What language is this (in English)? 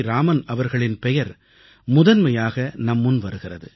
Tamil